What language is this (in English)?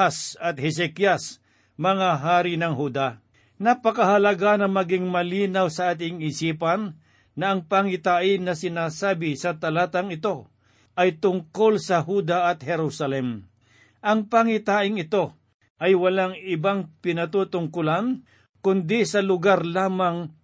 Filipino